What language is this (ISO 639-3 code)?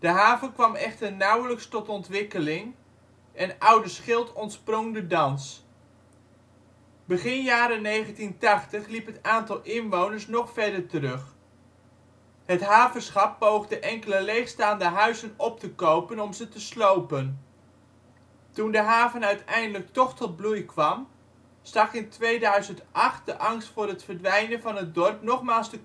nld